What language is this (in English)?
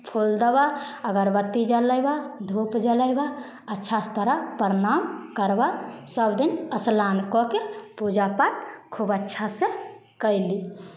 Maithili